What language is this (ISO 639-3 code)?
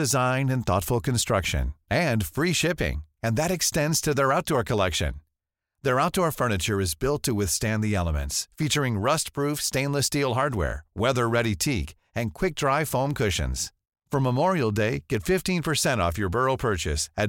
fas